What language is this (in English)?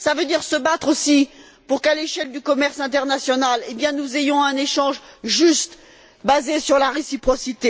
French